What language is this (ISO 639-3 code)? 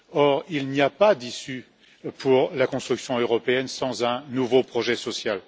fra